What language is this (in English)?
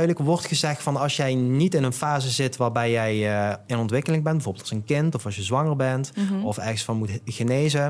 Dutch